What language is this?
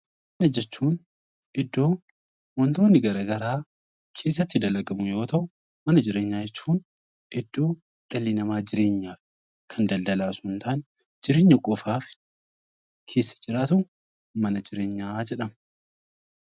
Oromo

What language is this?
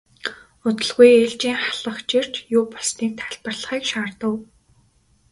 Mongolian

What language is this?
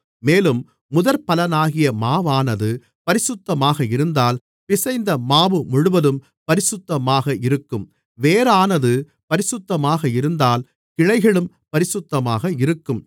Tamil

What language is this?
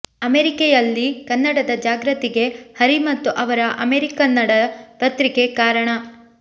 Kannada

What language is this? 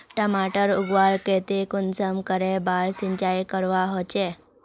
Magahi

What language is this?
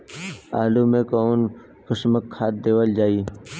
Bhojpuri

